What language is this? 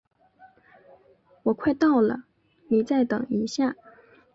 Chinese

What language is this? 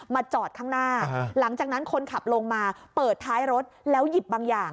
Thai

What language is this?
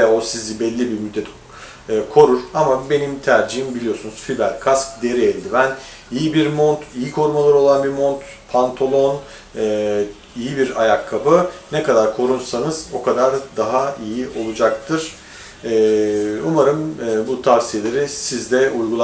Turkish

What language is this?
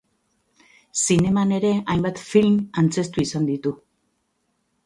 Basque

